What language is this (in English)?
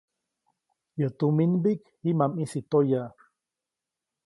Copainalá Zoque